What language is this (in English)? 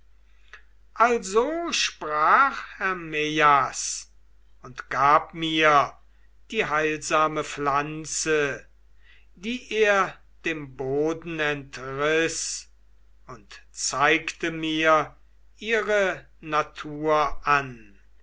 German